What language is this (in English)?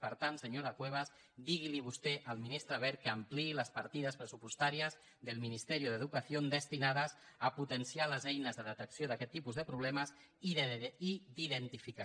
Catalan